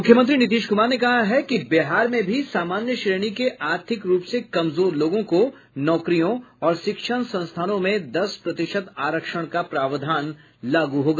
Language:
Hindi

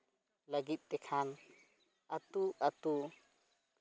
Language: Santali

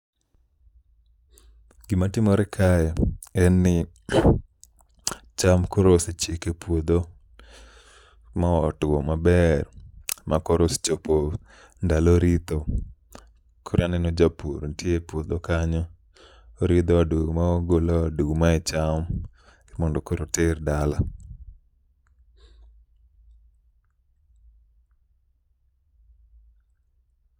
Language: Luo (Kenya and Tanzania)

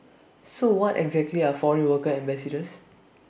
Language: English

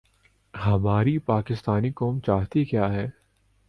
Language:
Urdu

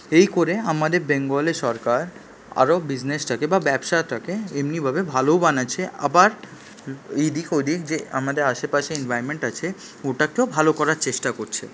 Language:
Bangla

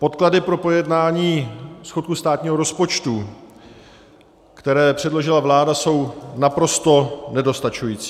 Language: Czech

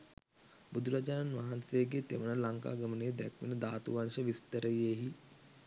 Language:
Sinhala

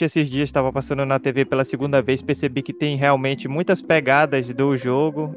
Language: Portuguese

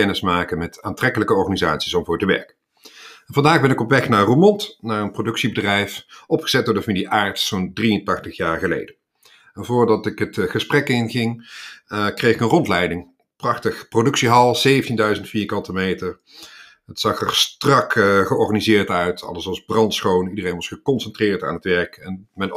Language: Dutch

